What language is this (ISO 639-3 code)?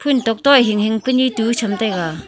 nnp